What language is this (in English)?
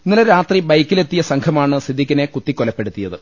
Malayalam